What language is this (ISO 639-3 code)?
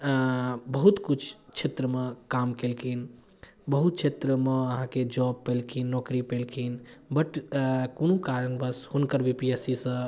mai